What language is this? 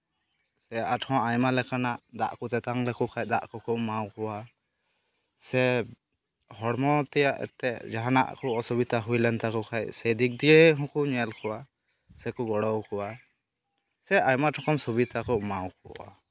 Santali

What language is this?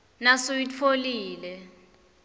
Swati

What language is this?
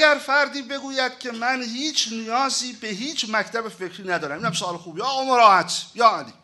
Persian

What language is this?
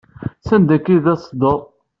Kabyle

